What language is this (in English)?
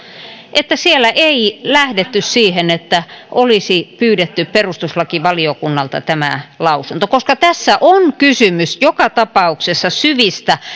Finnish